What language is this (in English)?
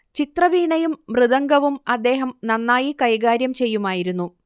Malayalam